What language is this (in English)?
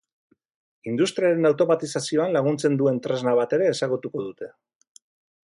Basque